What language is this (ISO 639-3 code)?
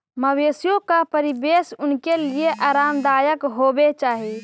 mag